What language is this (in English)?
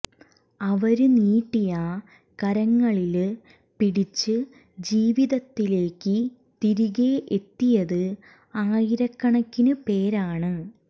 Malayalam